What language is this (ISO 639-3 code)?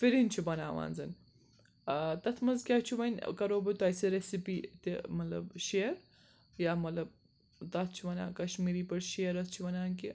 kas